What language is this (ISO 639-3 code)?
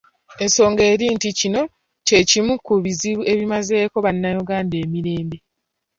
lug